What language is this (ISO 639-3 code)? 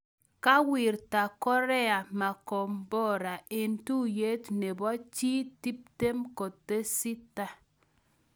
kln